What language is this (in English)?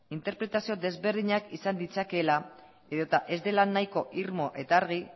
Basque